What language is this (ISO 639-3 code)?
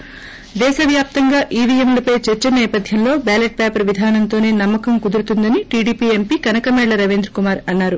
tel